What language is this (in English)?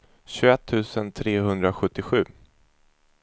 Swedish